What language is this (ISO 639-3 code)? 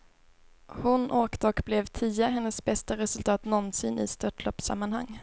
swe